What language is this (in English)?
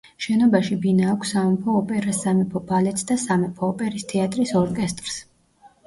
Georgian